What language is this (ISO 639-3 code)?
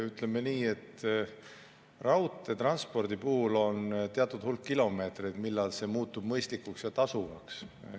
est